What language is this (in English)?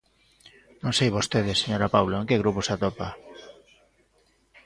Galician